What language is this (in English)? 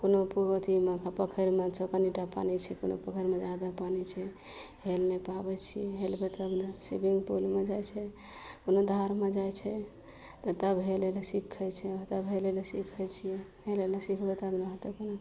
Maithili